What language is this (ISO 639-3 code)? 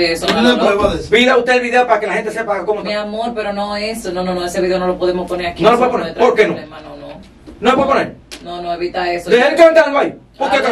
spa